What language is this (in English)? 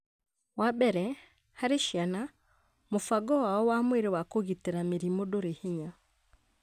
Kikuyu